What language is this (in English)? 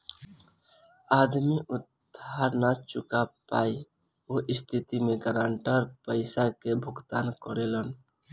Bhojpuri